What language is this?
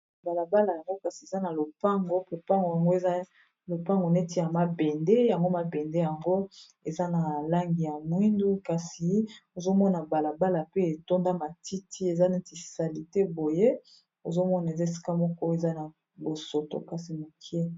Lingala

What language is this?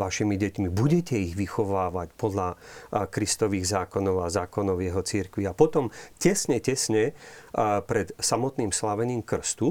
Slovak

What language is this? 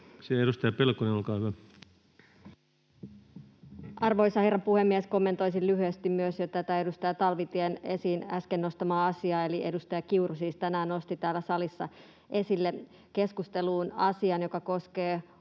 Finnish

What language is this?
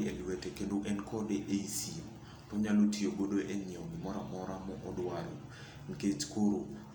Luo (Kenya and Tanzania)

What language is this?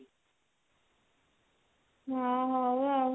Odia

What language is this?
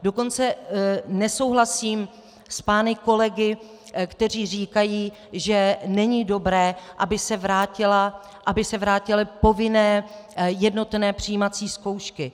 Czech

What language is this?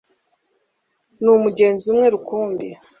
Kinyarwanda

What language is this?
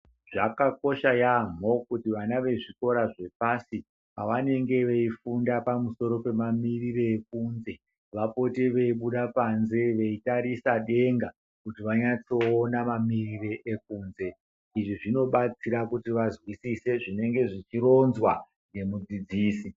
Ndau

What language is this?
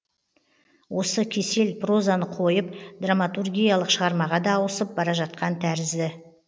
Kazakh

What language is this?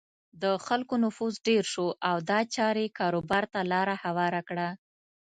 Pashto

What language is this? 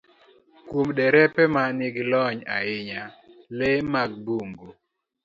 Luo (Kenya and Tanzania)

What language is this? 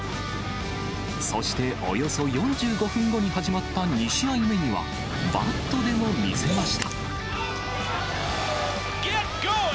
Japanese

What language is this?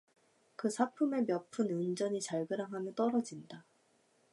Korean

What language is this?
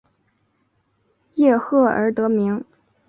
Chinese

